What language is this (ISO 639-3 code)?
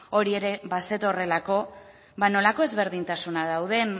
eus